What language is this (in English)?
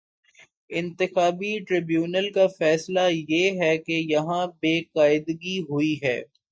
Urdu